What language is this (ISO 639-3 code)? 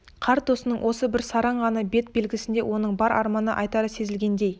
kaz